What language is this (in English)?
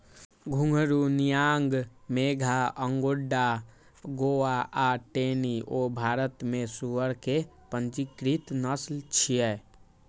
Maithili